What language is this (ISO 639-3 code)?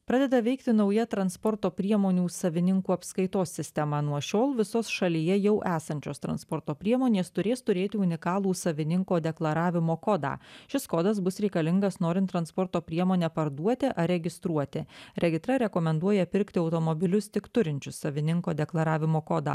lit